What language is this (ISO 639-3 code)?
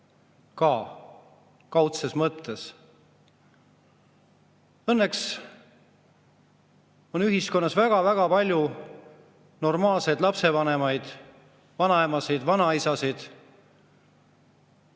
est